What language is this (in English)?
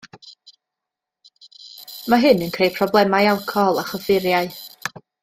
Welsh